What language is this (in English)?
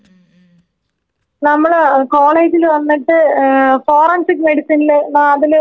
Malayalam